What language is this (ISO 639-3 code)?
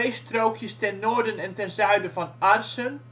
nld